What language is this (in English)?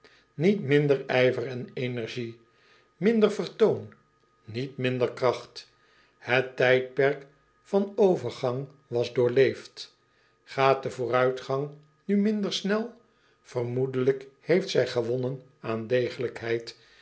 Dutch